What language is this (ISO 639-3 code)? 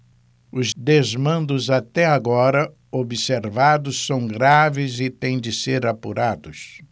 por